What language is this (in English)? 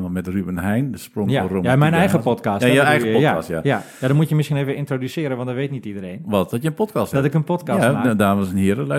Dutch